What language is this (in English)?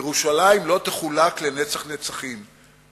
Hebrew